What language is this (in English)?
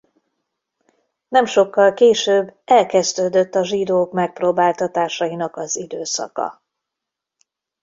Hungarian